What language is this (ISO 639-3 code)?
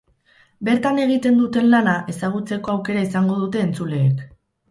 eus